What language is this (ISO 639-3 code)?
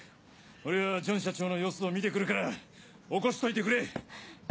jpn